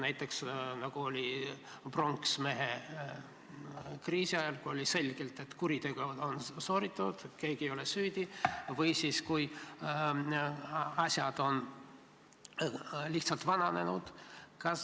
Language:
Estonian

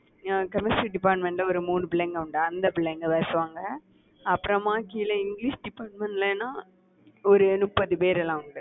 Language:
Tamil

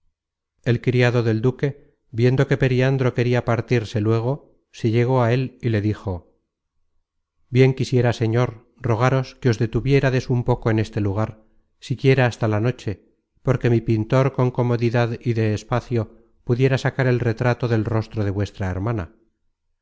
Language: Spanish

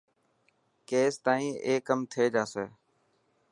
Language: Dhatki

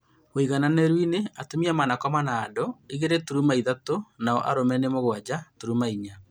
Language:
Kikuyu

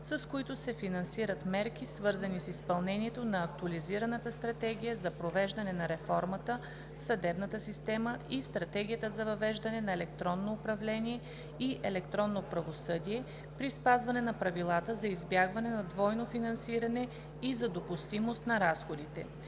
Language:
Bulgarian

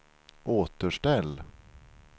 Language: Swedish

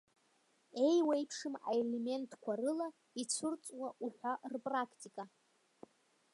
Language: Abkhazian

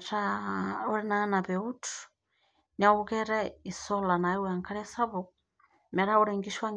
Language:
Masai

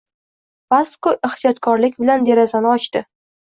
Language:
Uzbek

